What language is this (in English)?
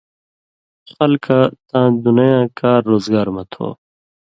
Indus Kohistani